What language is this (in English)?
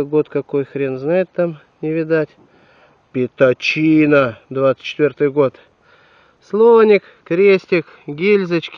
Russian